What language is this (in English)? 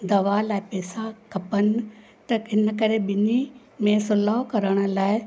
Sindhi